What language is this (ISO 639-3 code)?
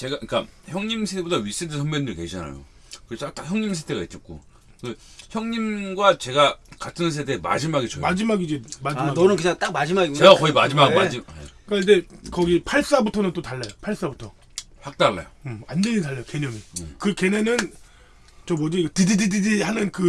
kor